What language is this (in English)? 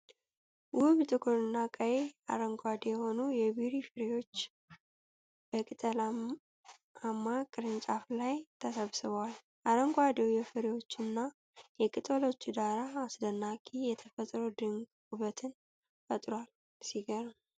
Amharic